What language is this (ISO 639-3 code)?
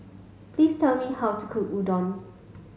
eng